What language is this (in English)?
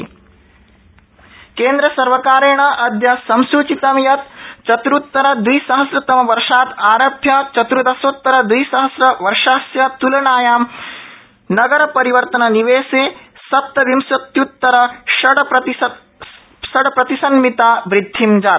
Sanskrit